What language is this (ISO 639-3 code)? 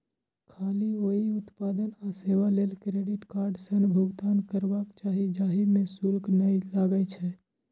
mai